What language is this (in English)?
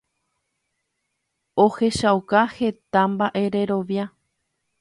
Guarani